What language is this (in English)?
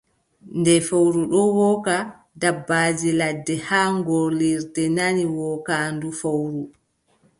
Adamawa Fulfulde